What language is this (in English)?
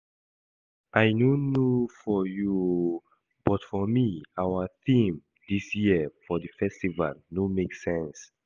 Nigerian Pidgin